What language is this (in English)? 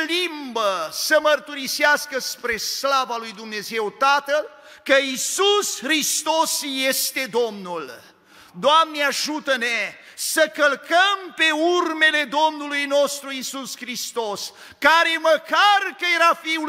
Romanian